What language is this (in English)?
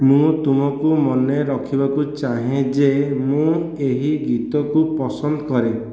Odia